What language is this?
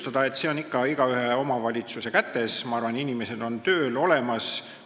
Estonian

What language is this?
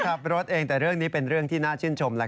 Thai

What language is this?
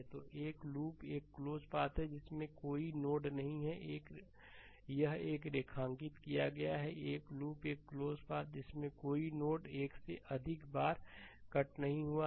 Hindi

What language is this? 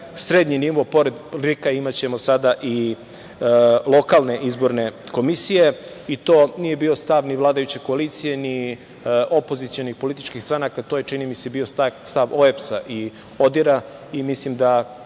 Serbian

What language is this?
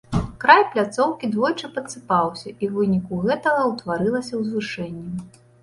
Belarusian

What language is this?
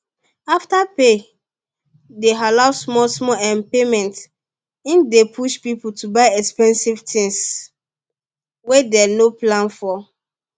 Nigerian Pidgin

